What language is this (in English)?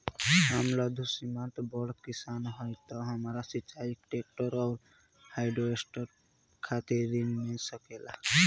Bhojpuri